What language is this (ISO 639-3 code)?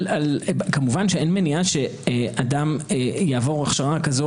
heb